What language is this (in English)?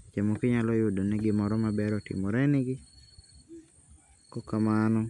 Luo (Kenya and Tanzania)